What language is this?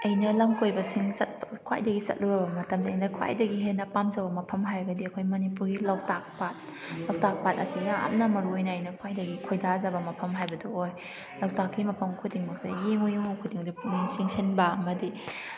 Manipuri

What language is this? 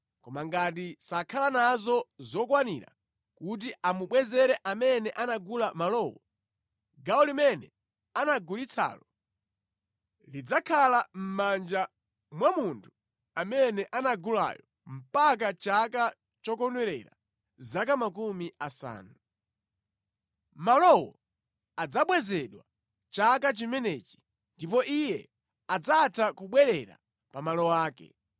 Nyanja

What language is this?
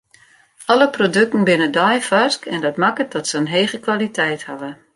Western Frisian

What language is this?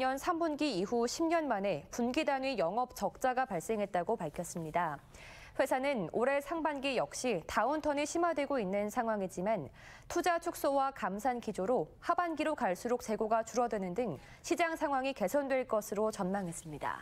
Korean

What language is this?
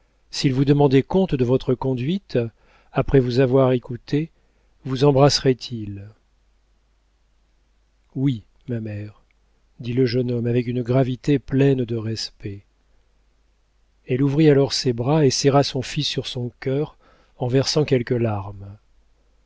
French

